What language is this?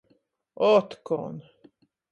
Latgalian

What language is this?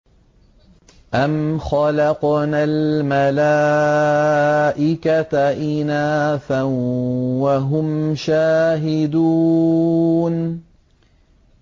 Arabic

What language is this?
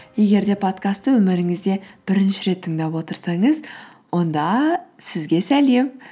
Kazakh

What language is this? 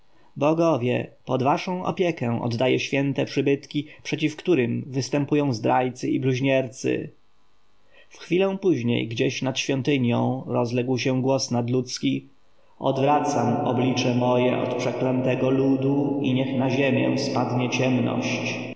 Polish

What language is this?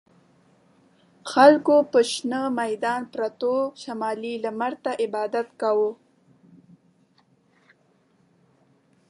Pashto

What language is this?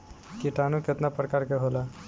Bhojpuri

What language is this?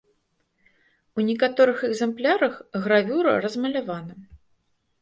Belarusian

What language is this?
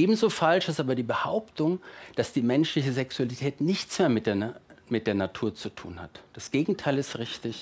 German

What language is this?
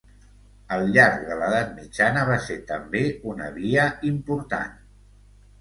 Catalan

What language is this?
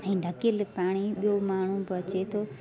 Sindhi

